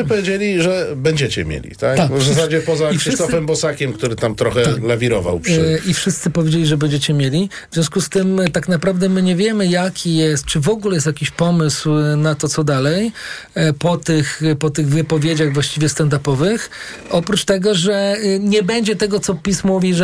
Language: Polish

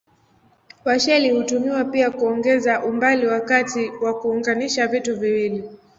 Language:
Swahili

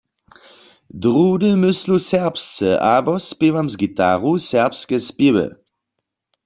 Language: Upper Sorbian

